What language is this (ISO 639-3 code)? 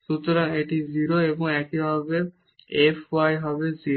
ben